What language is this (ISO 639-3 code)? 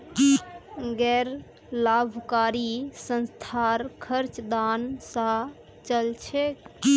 mag